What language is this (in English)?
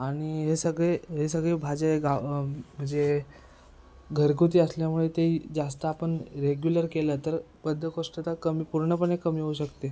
Marathi